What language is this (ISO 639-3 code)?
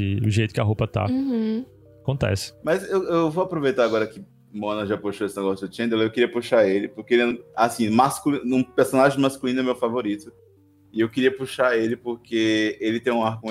por